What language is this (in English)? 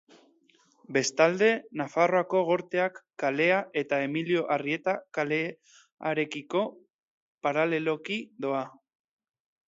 Basque